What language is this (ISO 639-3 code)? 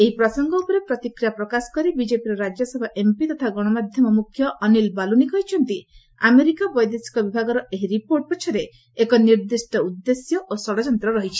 ori